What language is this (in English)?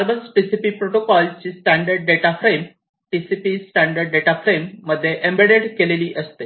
Marathi